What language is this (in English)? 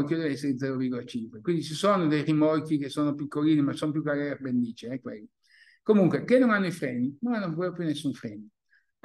Italian